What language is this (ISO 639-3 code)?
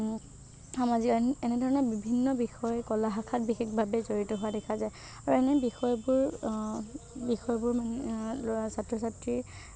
asm